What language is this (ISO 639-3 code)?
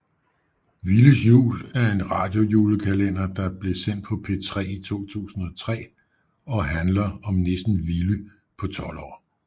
dan